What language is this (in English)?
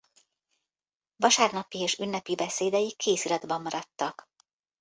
Hungarian